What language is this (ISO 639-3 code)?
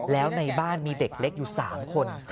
tha